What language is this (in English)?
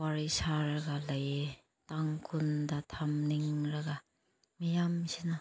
Manipuri